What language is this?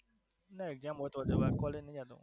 Gujarati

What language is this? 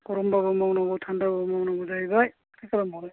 Bodo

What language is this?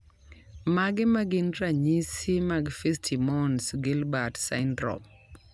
Luo (Kenya and Tanzania)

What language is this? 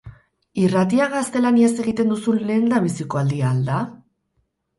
Basque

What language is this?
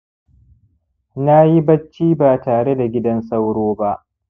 Hausa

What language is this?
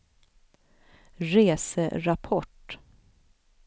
Swedish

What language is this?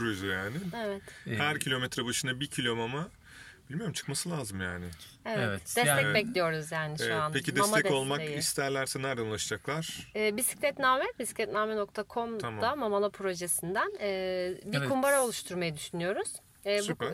Turkish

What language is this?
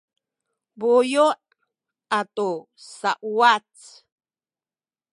Sakizaya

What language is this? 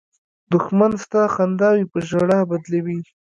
Pashto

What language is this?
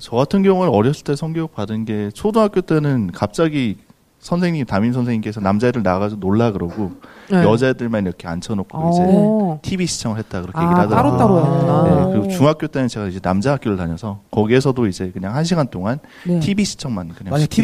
Korean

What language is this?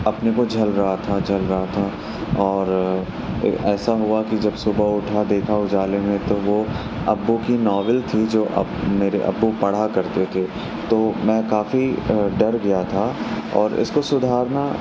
Urdu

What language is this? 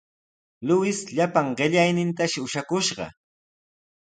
Sihuas Ancash Quechua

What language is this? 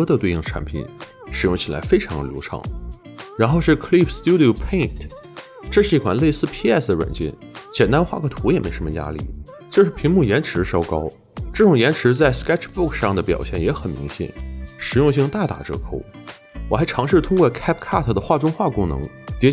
Chinese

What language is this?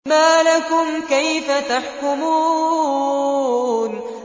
Arabic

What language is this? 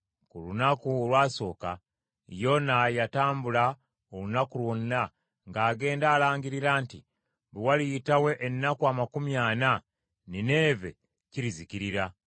Ganda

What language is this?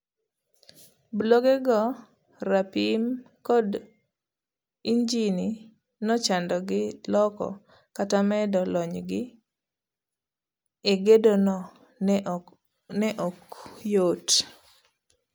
Luo (Kenya and Tanzania)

